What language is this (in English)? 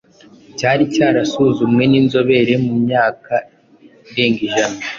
Kinyarwanda